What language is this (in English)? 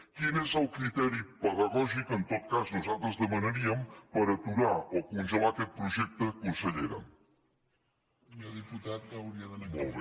Catalan